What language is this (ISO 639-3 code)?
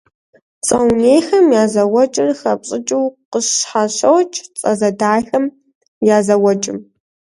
kbd